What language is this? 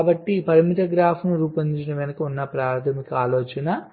Telugu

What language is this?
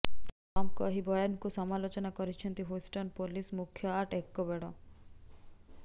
Odia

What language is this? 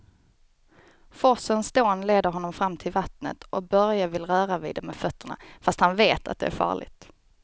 Swedish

